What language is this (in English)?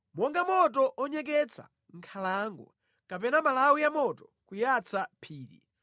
Nyanja